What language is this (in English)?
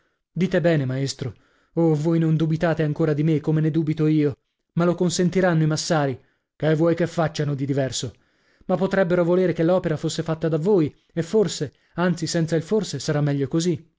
Italian